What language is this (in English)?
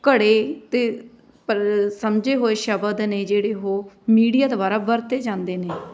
Punjabi